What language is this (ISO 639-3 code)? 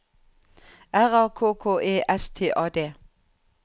nor